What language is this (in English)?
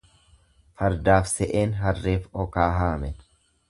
Oromo